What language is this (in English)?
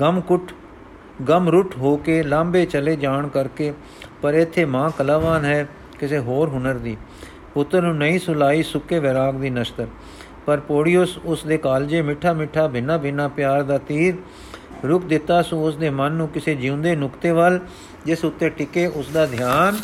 Punjabi